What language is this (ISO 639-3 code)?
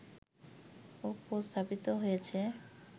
ben